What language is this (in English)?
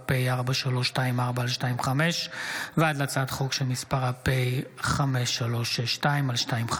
Hebrew